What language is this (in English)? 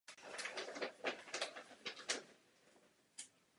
Czech